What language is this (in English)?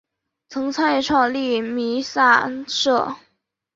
Chinese